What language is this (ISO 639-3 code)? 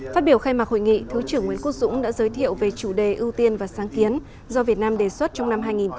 vie